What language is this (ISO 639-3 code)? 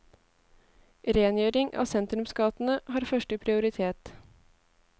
nor